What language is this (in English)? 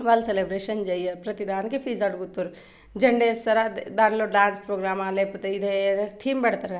Telugu